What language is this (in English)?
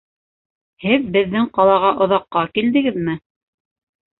Bashkir